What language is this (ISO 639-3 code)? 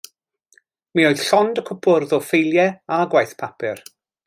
cym